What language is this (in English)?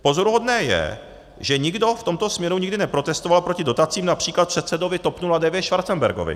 Czech